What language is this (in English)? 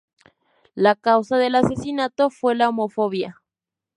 Spanish